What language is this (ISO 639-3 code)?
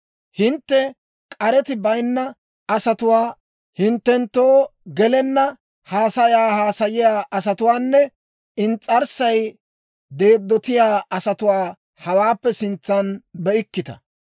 dwr